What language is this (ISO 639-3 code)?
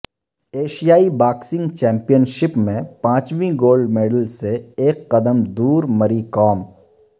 urd